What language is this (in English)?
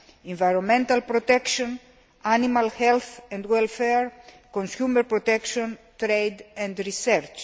English